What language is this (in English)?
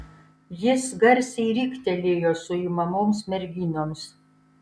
Lithuanian